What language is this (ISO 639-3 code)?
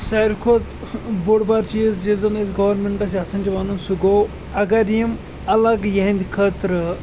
kas